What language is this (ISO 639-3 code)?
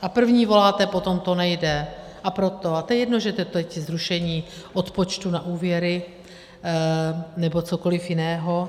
ces